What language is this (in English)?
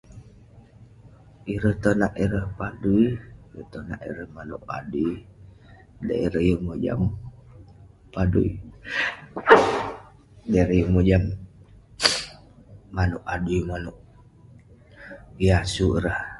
Western Penan